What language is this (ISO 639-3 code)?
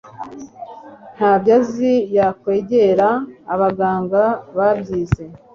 kin